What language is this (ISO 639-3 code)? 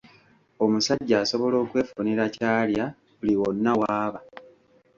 lug